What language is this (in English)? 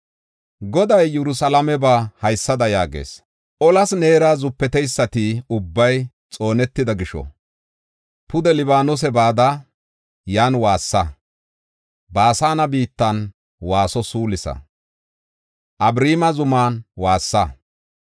Gofa